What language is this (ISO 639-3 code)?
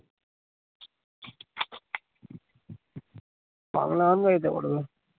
ben